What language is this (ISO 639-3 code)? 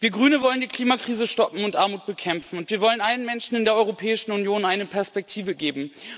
deu